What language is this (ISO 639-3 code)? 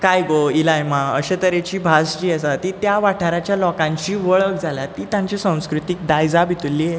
kok